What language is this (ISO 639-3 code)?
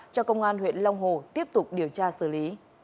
vie